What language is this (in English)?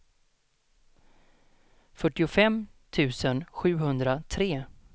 Swedish